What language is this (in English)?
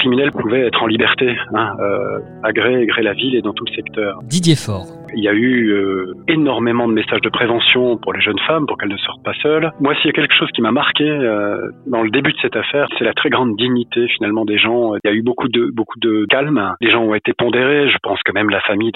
French